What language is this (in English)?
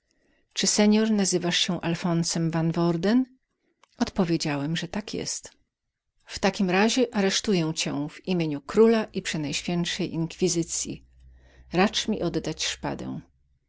Polish